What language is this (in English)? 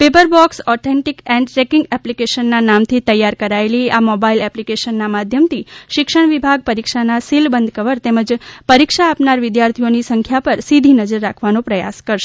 Gujarati